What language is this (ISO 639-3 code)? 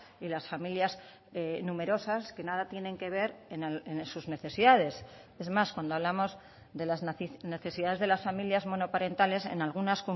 spa